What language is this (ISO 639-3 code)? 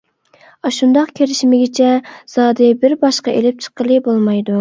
uig